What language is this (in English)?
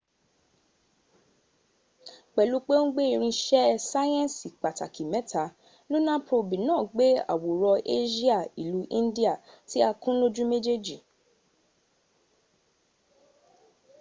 Yoruba